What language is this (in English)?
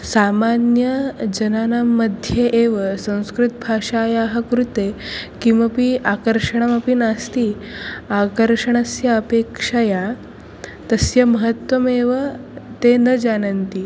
Sanskrit